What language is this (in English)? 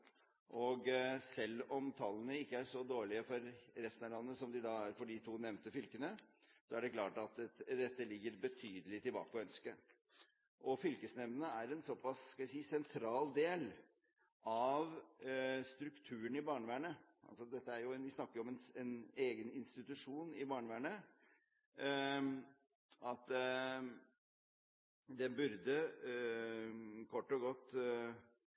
Norwegian Bokmål